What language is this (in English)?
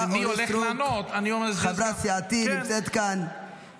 Hebrew